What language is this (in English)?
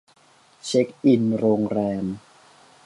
Thai